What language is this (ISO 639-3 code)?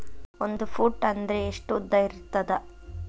kan